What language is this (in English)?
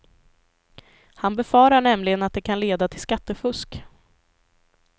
Swedish